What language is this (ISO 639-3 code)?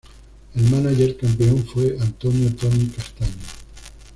spa